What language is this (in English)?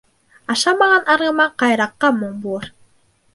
Bashkir